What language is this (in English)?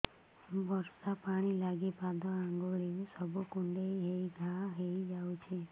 Odia